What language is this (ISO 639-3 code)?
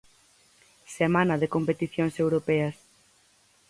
glg